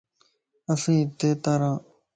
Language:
Lasi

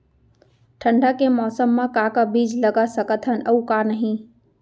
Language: Chhattisgarhi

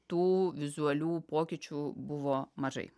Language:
Lithuanian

